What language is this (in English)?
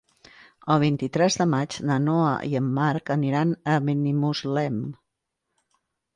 Catalan